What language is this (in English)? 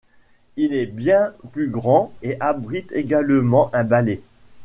French